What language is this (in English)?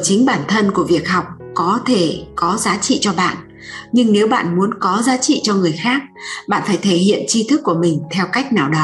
Vietnamese